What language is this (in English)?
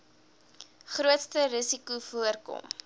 Afrikaans